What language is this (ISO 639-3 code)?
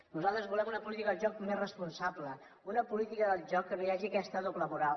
cat